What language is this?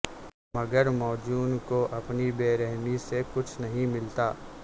Urdu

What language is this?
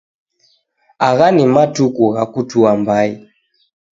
Taita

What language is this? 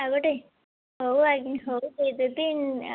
Odia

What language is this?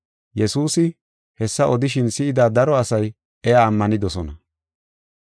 Gofa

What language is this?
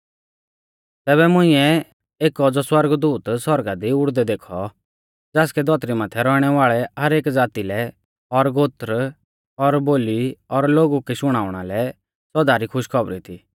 Mahasu Pahari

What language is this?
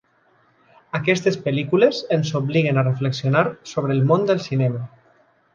Catalan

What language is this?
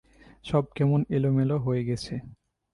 Bangla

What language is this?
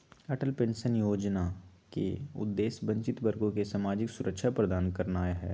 Magahi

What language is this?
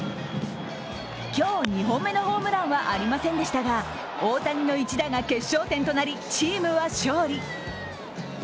Japanese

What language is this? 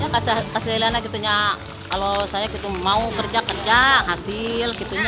Indonesian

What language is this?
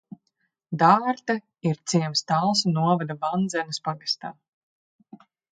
Latvian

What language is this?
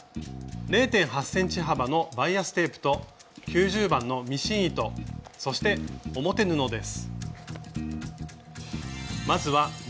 Japanese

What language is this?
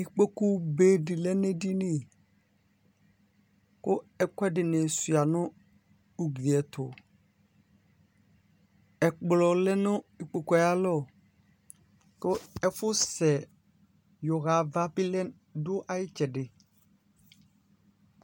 Ikposo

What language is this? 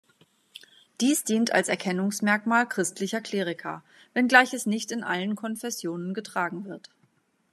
German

